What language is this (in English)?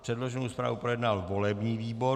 Czech